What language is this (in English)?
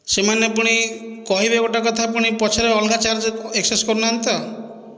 Odia